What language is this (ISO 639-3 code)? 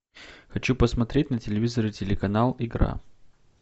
rus